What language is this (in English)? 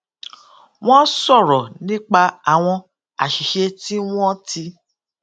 Yoruba